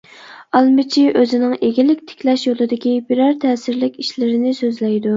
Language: Uyghur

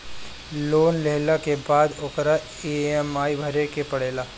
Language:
Bhojpuri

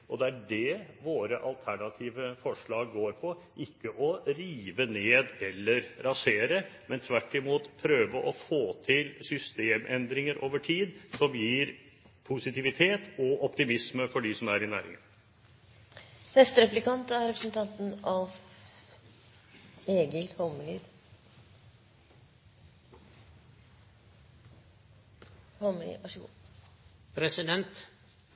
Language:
Norwegian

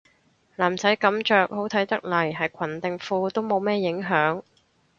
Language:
Cantonese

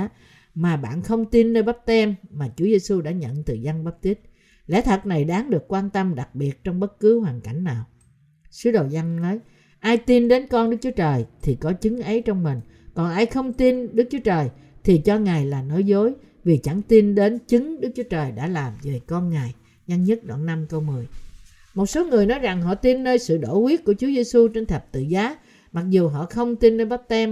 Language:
Vietnamese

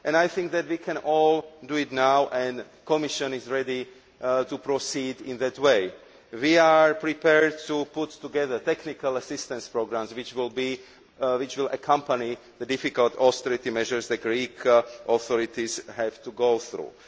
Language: English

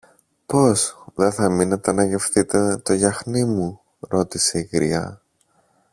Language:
Greek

